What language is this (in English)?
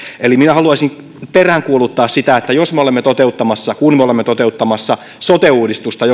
Finnish